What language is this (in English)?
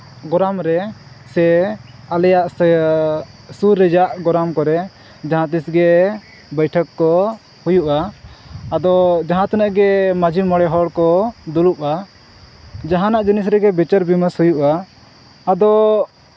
Santali